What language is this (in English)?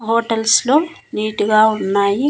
Telugu